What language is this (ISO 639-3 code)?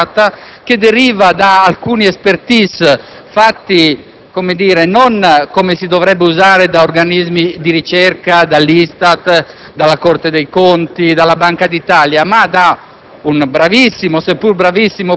ita